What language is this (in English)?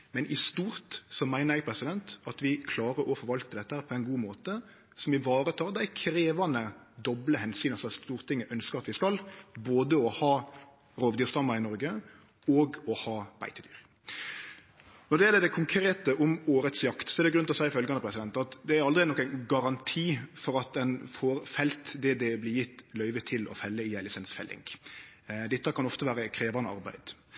Norwegian Nynorsk